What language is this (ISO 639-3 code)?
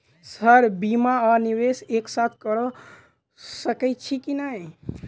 mai